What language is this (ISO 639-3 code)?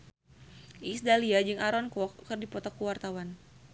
sun